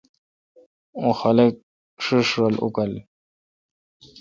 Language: Kalkoti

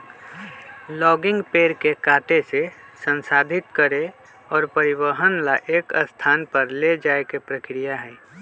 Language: Magahi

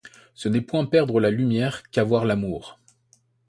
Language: French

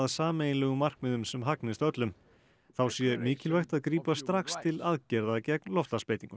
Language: Icelandic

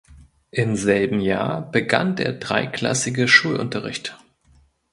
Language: German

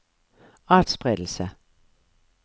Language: Norwegian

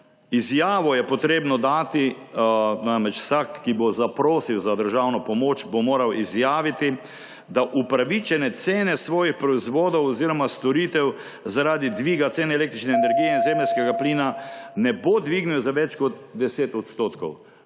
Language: Slovenian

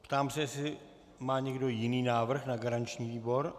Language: Czech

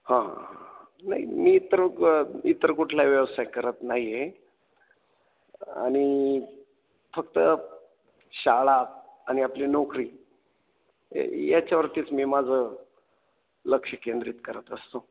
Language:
Marathi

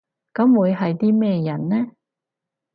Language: Cantonese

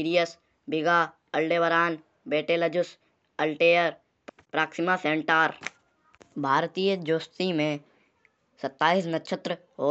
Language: Kanauji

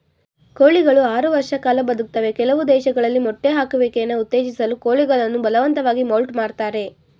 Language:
Kannada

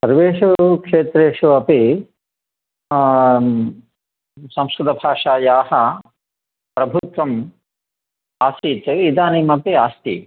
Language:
Sanskrit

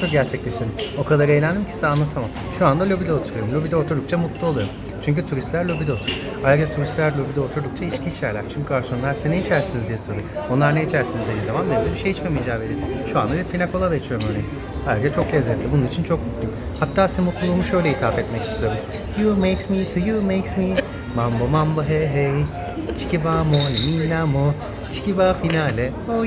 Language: Turkish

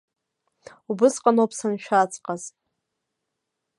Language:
Abkhazian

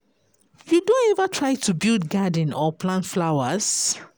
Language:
Nigerian Pidgin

